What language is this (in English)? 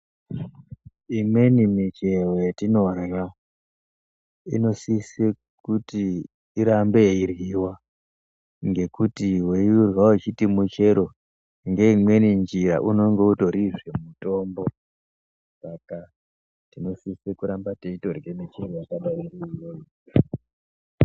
Ndau